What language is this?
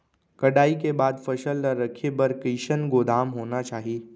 Chhattisgarhi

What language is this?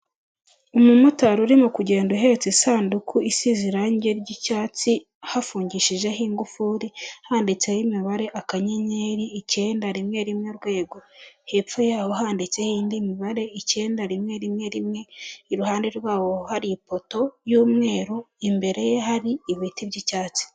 Kinyarwanda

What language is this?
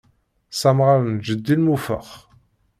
Kabyle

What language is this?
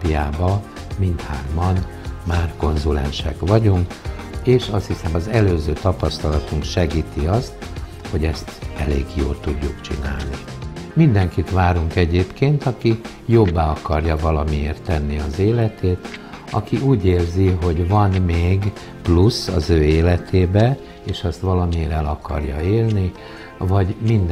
Hungarian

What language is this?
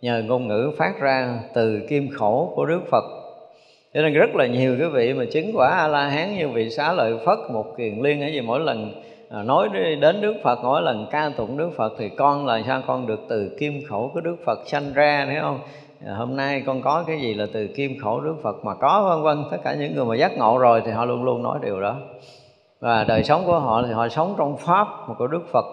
Vietnamese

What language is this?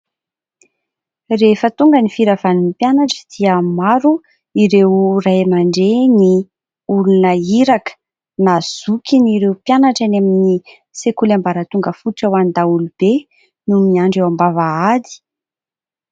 Malagasy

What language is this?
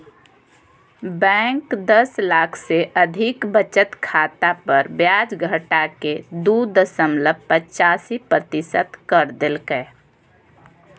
Magahi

